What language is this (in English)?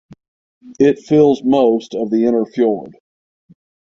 English